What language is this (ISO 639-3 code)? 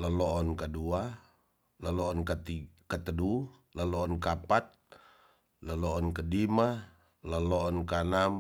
txs